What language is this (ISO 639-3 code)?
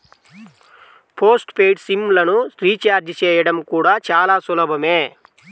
tel